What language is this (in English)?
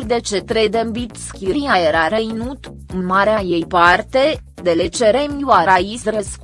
Romanian